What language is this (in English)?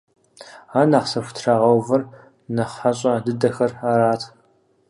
Kabardian